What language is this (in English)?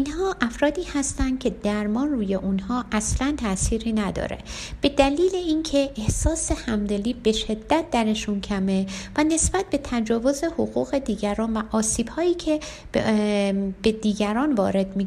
Persian